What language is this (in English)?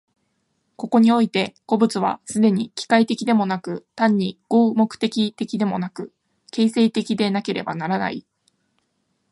Japanese